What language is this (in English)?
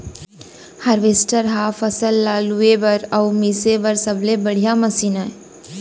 Chhattisgarhi